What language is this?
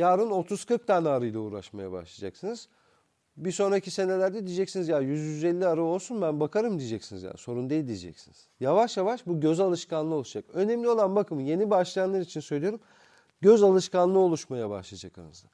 Turkish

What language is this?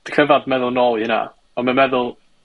Welsh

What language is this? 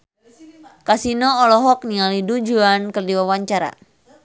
Sundanese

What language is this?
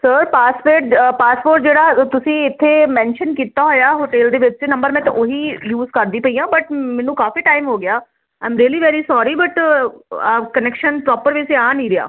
Punjabi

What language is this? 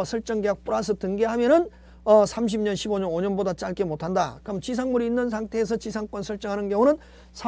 Korean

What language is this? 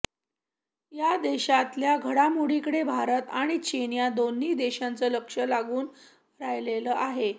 Marathi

